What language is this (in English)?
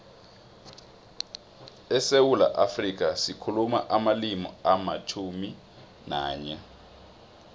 South Ndebele